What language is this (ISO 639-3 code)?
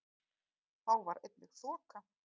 isl